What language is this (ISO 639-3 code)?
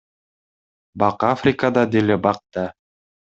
kir